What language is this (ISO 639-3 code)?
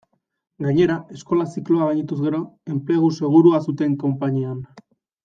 eus